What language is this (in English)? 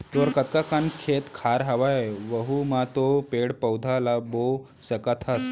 Chhattisgarhi